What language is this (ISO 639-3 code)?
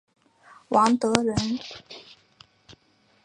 zho